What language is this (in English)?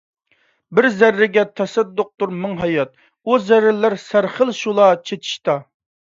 Uyghur